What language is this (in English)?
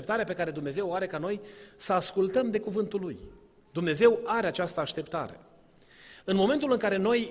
Romanian